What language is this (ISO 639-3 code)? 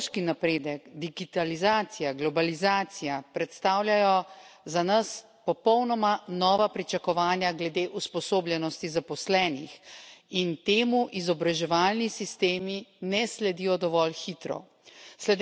slv